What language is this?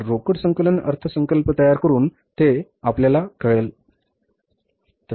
Marathi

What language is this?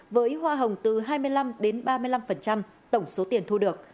Vietnamese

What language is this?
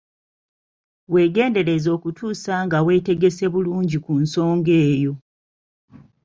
Ganda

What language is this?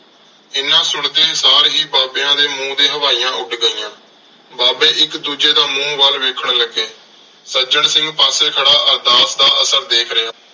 Punjabi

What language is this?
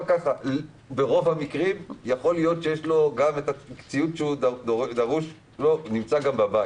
Hebrew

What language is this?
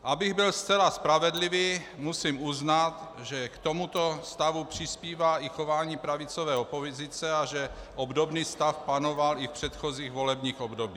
Czech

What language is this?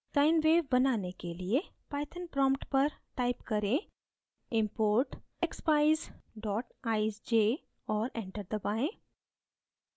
Hindi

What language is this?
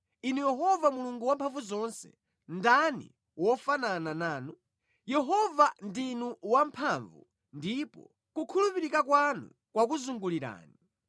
Nyanja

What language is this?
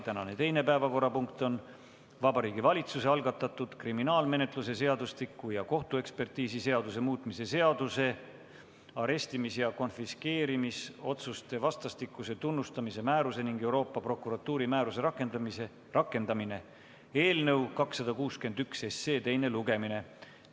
Estonian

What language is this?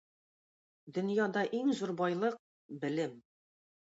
Tatar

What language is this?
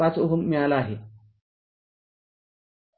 Marathi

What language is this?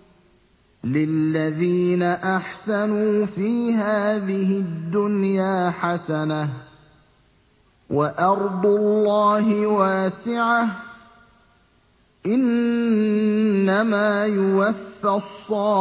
Arabic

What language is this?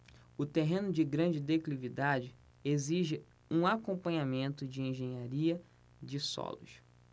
Portuguese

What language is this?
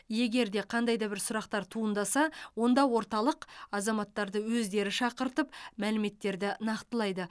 Kazakh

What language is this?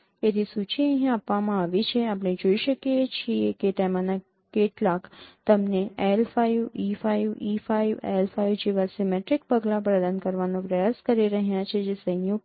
Gujarati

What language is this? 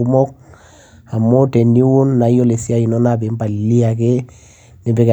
Masai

